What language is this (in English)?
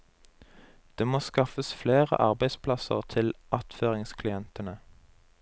Norwegian